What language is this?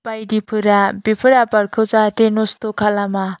Bodo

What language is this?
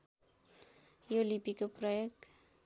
Nepali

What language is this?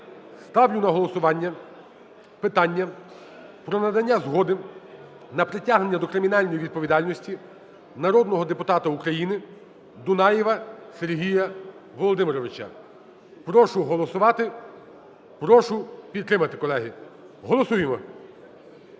Ukrainian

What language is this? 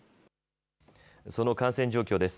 Japanese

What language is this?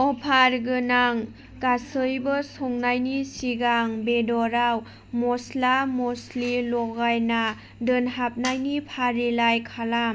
Bodo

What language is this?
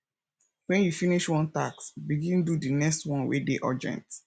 Nigerian Pidgin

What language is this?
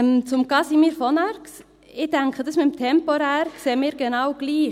Swiss German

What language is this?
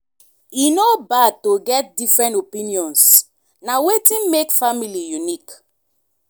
Nigerian Pidgin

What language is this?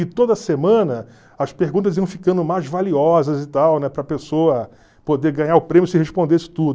Portuguese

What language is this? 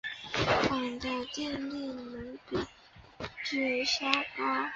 Chinese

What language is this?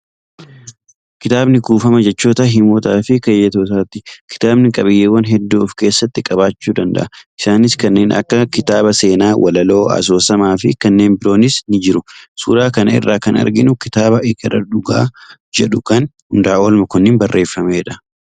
Oromo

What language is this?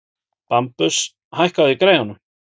Icelandic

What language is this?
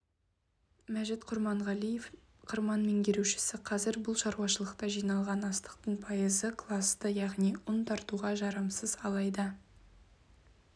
Kazakh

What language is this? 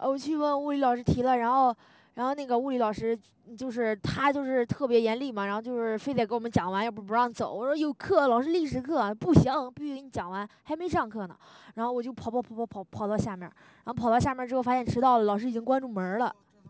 Chinese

